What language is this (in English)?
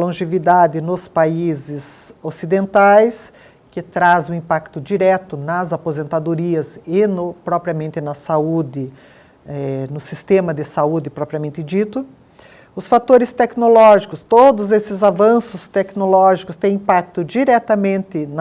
Portuguese